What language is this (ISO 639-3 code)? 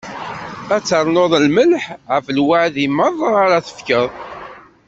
kab